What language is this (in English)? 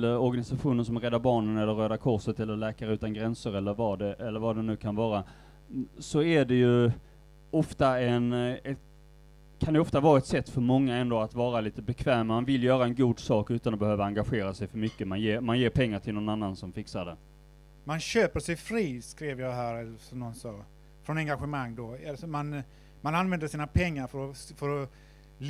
Swedish